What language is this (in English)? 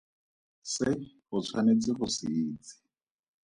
Tswana